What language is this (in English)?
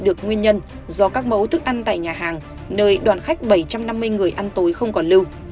Vietnamese